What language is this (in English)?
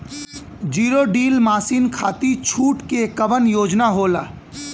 Bhojpuri